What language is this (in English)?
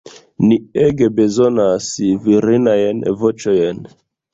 Esperanto